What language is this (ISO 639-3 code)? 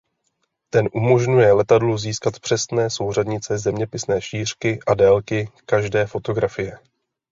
ces